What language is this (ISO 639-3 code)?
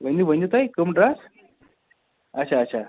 kas